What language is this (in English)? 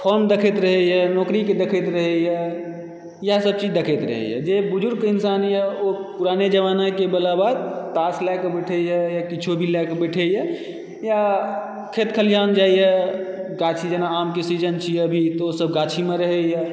Maithili